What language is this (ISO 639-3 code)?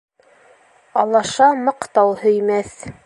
bak